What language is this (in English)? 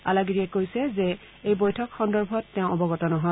Assamese